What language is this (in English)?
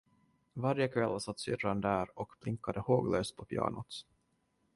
Swedish